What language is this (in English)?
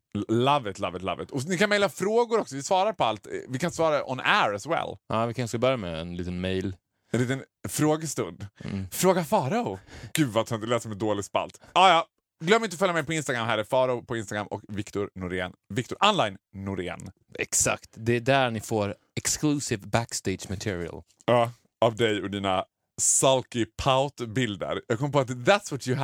Swedish